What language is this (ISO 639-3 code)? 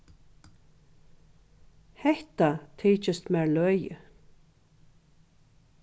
fao